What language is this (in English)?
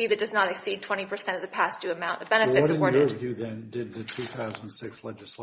English